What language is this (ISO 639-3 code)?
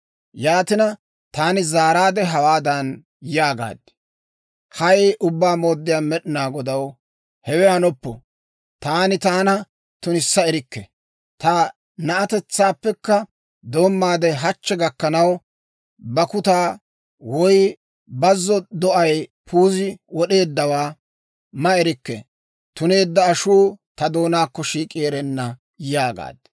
dwr